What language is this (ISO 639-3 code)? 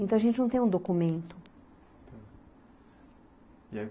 por